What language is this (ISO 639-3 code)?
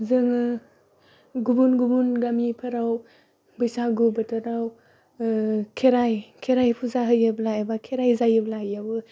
brx